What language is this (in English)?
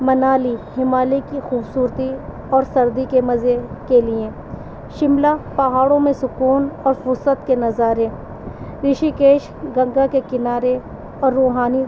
Urdu